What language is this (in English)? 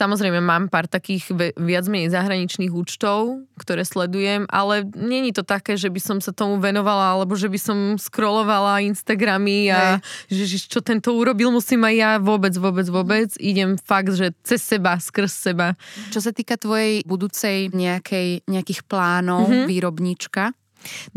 Slovak